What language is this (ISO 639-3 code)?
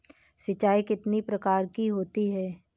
hin